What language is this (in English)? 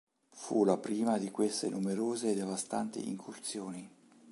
Italian